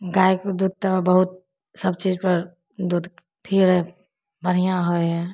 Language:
Maithili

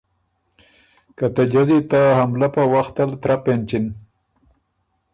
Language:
Ormuri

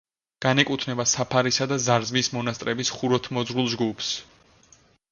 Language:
Georgian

